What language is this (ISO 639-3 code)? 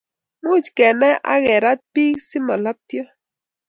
kln